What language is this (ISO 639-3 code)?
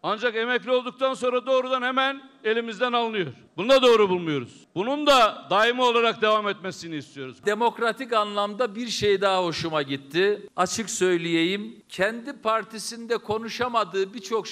tur